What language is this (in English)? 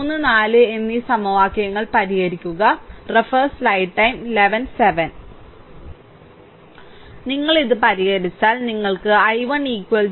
Malayalam